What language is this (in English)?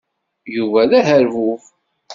Kabyle